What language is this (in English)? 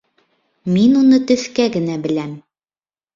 Bashkir